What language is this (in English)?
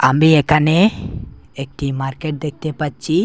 Bangla